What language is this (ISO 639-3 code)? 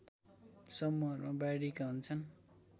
nep